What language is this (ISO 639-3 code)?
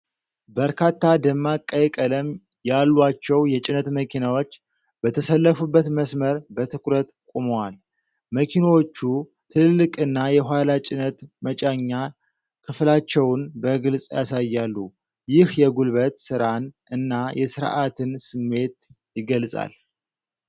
amh